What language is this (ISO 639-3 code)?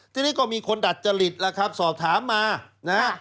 tha